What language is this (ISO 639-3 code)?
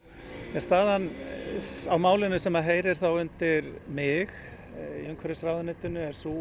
isl